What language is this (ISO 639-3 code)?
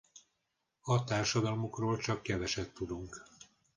hun